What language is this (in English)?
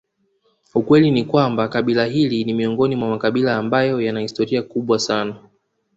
Swahili